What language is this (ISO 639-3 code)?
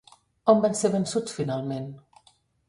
cat